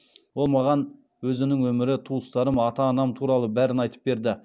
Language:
Kazakh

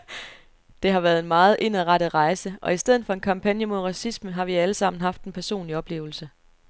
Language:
Danish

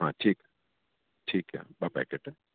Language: Sindhi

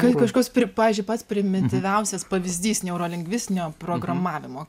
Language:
Lithuanian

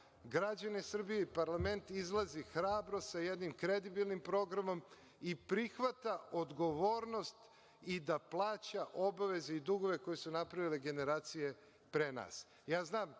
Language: Serbian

